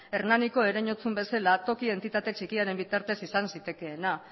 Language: Basque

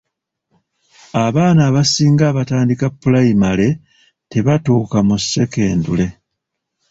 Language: Ganda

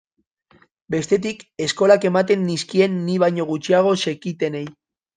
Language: Basque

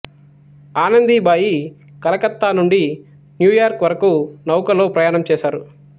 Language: Telugu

